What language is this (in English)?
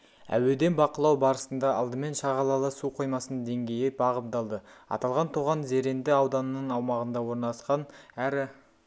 Kazakh